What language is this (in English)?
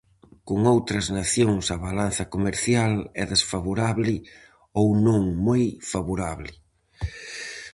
Galician